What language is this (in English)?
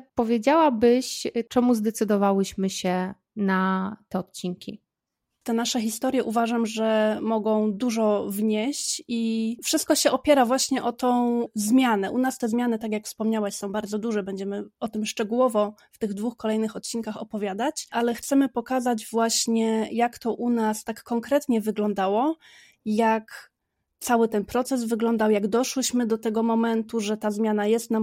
Polish